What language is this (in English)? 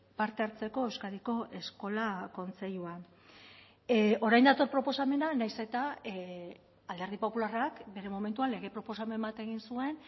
Basque